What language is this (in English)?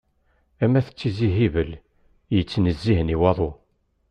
Kabyle